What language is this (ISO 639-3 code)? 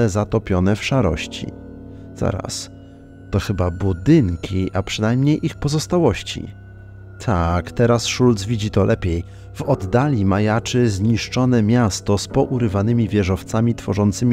pol